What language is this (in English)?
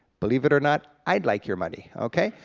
English